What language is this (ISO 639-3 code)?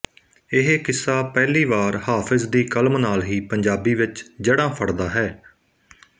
pan